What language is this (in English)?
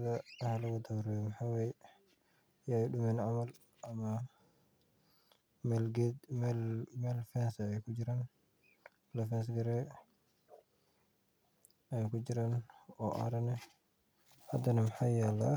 Somali